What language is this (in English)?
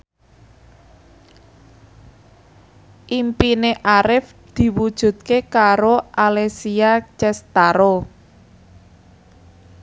Javanese